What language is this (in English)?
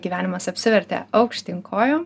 Lithuanian